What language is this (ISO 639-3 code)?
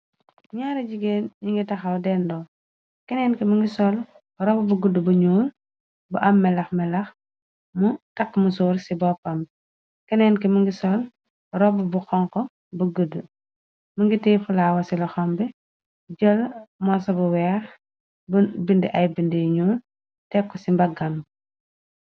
wol